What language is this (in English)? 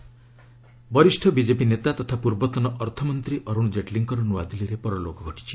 Odia